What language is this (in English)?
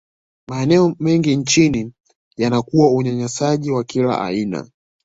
Swahili